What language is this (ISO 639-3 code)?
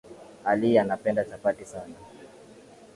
swa